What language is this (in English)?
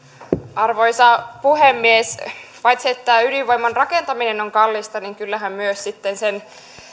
Finnish